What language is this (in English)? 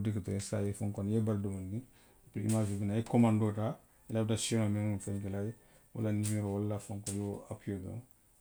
Western Maninkakan